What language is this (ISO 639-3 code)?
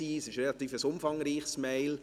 gsw